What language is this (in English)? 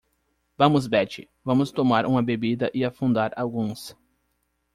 Portuguese